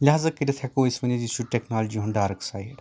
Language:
Kashmiri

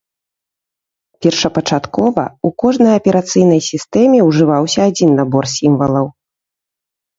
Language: Belarusian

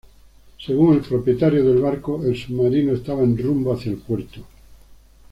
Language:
Spanish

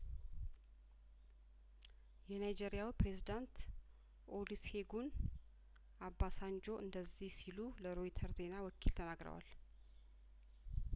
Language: Amharic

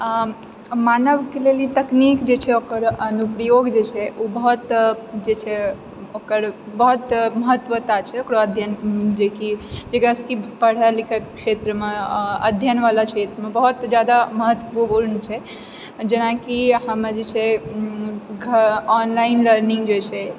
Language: Maithili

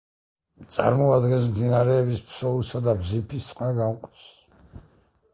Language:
Georgian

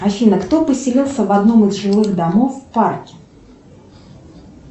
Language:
Russian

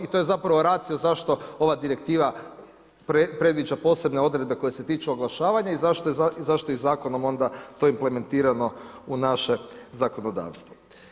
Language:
Croatian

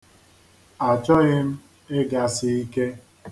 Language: Igbo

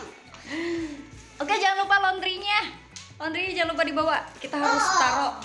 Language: Indonesian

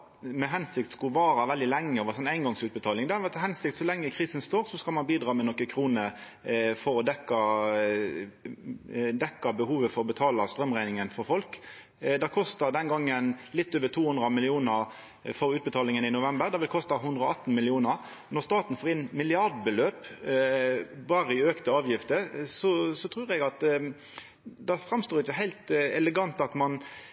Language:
Norwegian Nynorsk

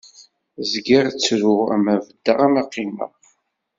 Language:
Kabyle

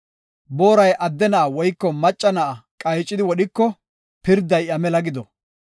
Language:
Gofa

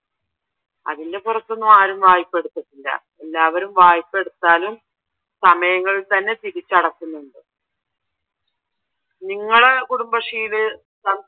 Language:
Malayalam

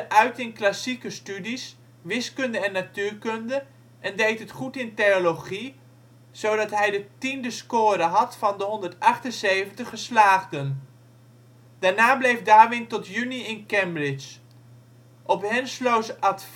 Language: Dutch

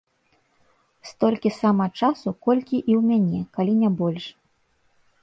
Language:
Belarusian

